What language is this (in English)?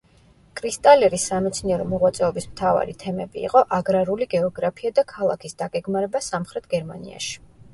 Georgian